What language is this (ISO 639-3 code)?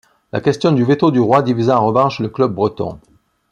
fra